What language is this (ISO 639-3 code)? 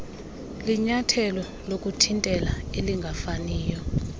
xho